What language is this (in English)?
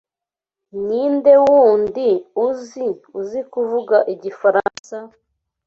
Kinyarwanda